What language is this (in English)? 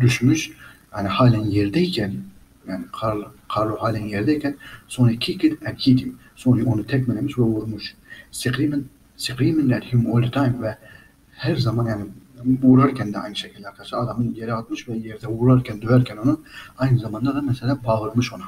Turkish